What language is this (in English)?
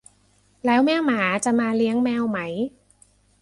Thai